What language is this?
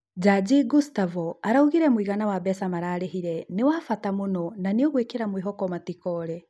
Kikuyu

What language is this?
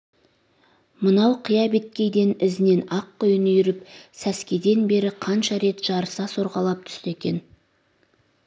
Kazakh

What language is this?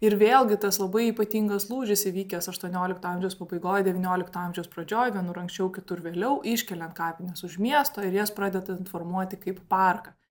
Lithuanian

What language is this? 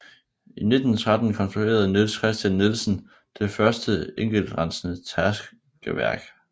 Danish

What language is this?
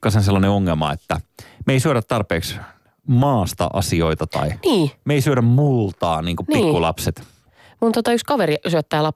Finnish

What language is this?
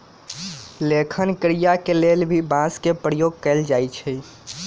Magahi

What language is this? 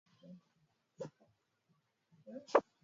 Swahili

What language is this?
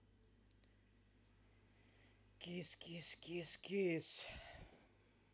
Russian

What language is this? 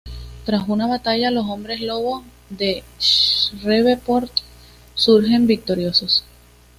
Spanish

